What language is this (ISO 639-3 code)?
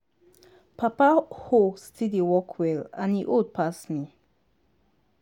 pcm